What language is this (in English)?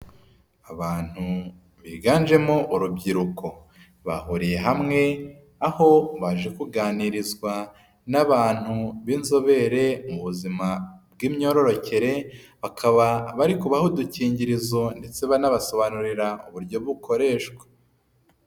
Kinyarwanda